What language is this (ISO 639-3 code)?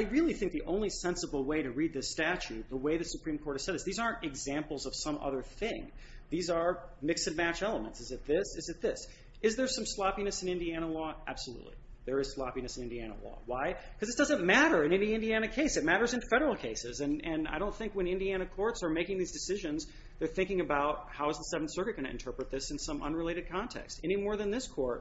eng